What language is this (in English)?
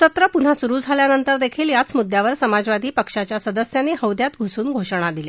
Marathi